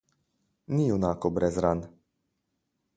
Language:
Slovenian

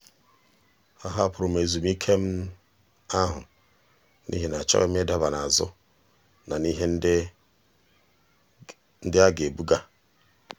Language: Igbo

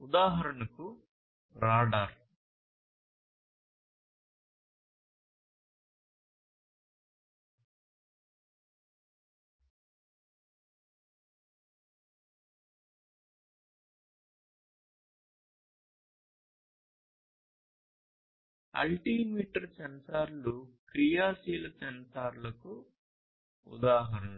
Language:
Telugu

